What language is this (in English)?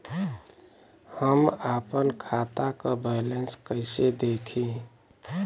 Bhojpuri